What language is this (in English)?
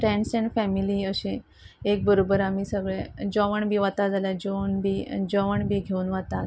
Konkani